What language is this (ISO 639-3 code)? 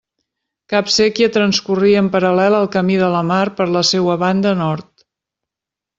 cat